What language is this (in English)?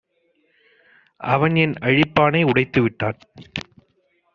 Tamil